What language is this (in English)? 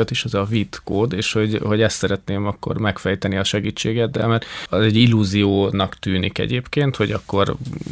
Hungarian